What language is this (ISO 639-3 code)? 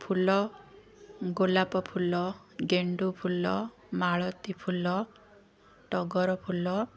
ori